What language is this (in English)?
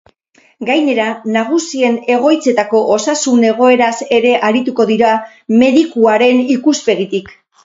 Basque